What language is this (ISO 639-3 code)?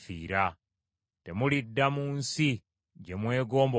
lug